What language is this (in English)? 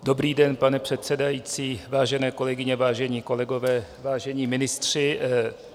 Czech